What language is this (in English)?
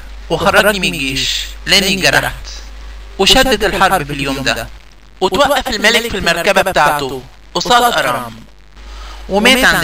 Arabic